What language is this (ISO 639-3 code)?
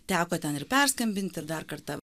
lit